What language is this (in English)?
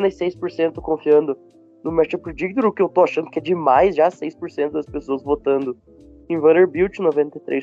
Portuguese